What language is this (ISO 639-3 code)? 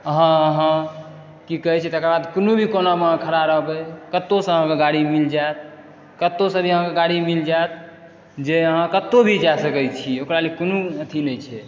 mai